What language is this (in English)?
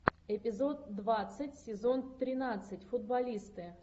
Russian